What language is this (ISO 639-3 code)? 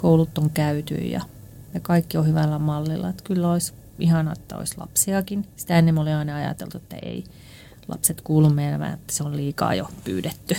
fin